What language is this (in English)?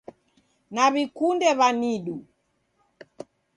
Taita